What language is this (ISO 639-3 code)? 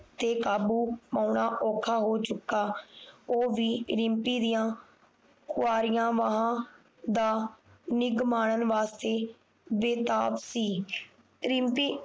pan